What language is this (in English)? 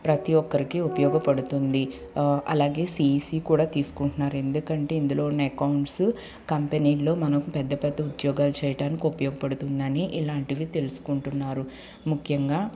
Telugu